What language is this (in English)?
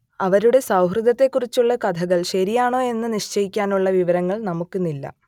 Malayalam